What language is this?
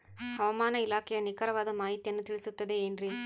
Kannada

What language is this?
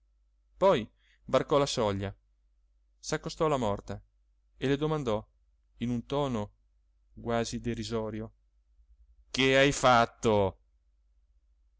Italian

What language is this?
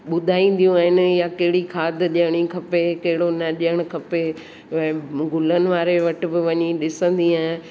Sindhi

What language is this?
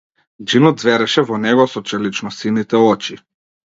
Macedonian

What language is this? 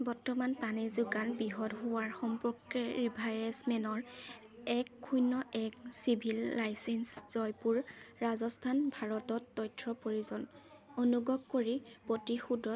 Assamese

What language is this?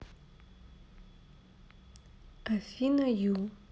Russian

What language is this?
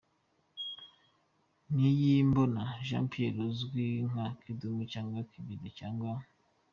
Kinyarwanda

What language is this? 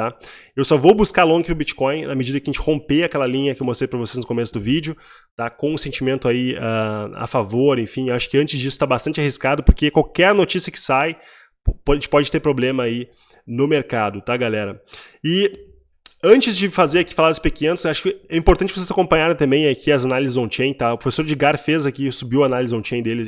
Portuguese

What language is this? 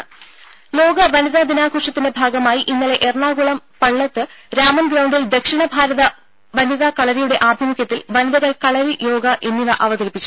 Malayalam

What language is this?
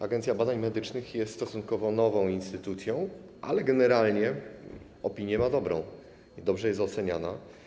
Polish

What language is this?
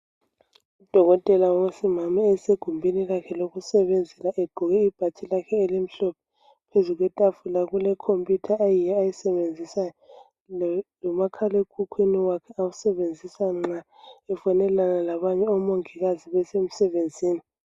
North Ndebele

